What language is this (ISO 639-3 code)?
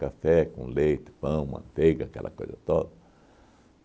por